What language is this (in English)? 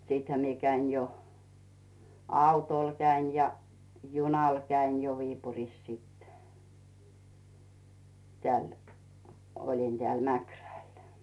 Finnish